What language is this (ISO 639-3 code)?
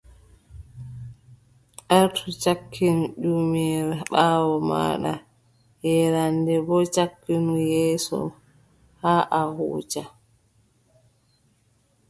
fub